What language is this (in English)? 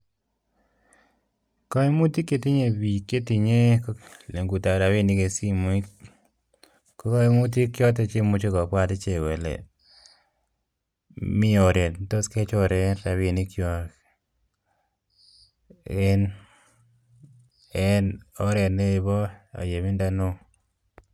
Kalenjin